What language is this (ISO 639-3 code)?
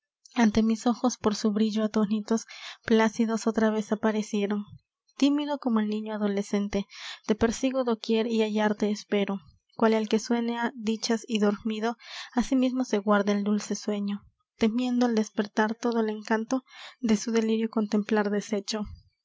spa